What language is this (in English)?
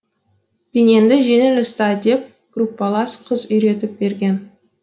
Kazakh